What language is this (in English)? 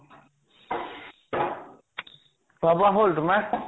Assamese